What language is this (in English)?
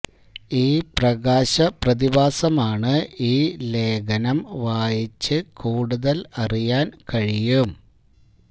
Malayalam